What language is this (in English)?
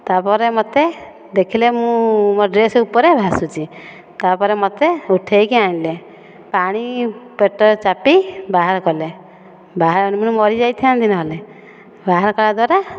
Odia